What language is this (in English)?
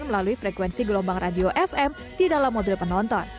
Indonesian